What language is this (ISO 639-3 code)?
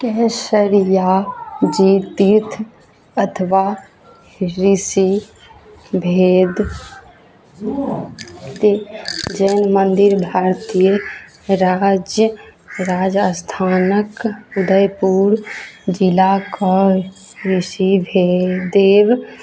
mai